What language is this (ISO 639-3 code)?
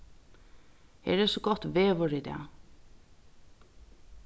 fao